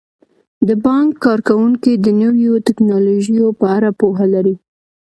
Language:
Pashto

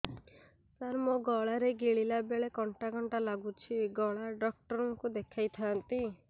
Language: Odia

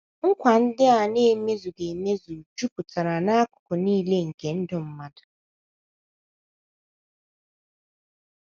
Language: Igbo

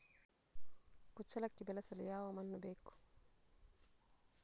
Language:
Kannada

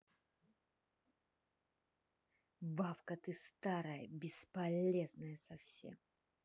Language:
Russian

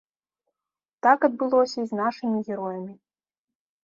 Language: Belarusian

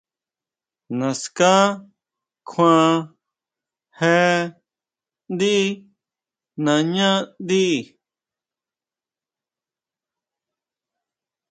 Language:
Huautla Mazatec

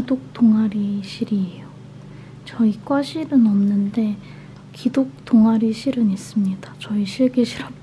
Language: Korean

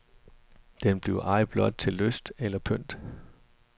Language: Danish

